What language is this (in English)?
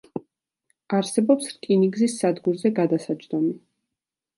Georgian